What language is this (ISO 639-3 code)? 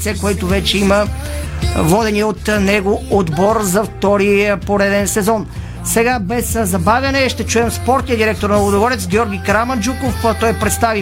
bul